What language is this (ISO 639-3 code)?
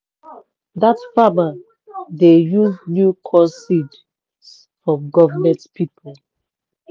pcm